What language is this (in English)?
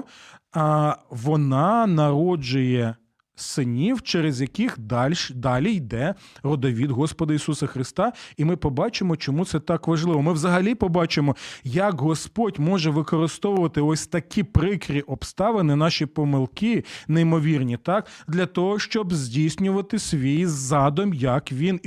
Ukrainian